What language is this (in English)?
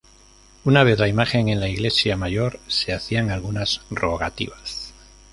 Spanish